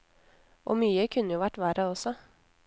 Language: Norwegian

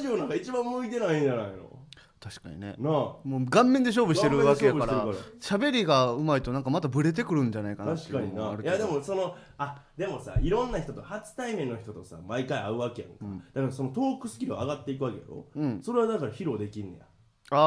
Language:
Japanese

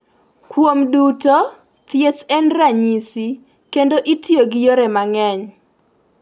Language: Luo (Kenya and Tanzania)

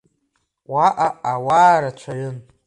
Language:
Abkhazian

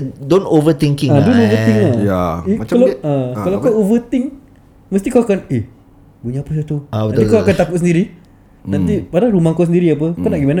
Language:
Malay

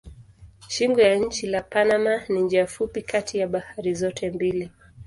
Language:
Swahili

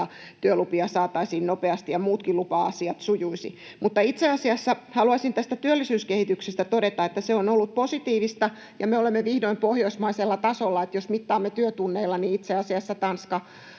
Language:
Finnish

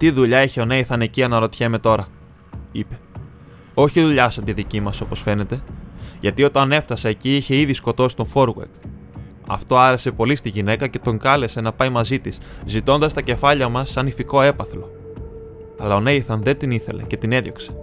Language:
Greek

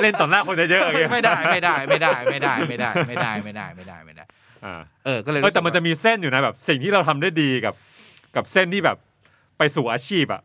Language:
Thai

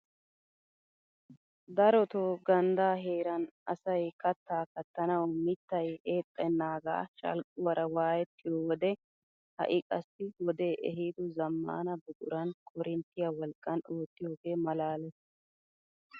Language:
Wolaytta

